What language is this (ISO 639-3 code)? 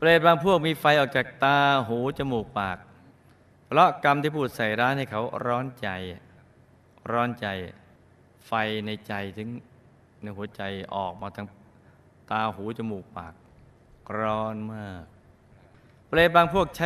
tha